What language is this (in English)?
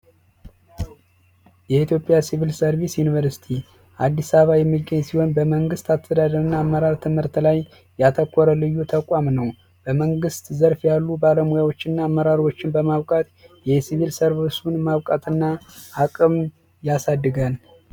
Amharic